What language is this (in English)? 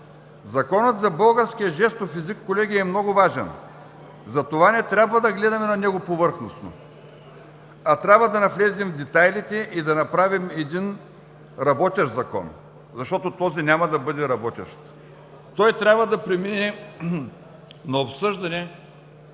Bulgarian